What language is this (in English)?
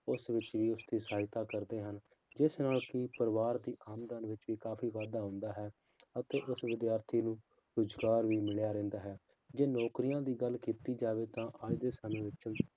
Punjabi